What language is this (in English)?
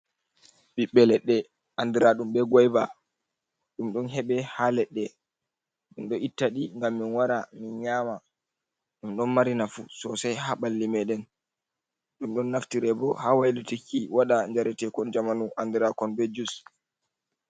Fula